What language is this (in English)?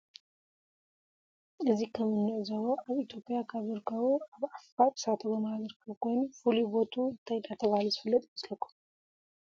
Tigrinya